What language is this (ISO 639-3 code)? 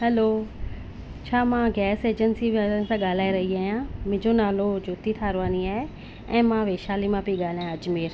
snd